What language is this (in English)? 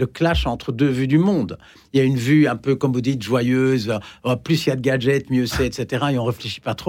French